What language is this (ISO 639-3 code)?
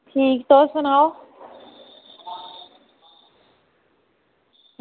doi